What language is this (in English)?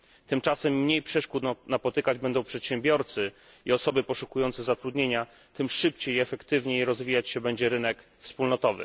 Polish